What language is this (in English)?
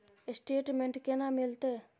Maithili